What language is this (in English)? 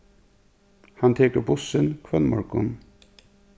Faroese